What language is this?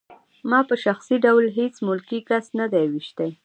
Pashto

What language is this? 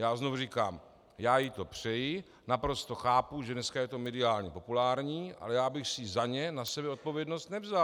Czech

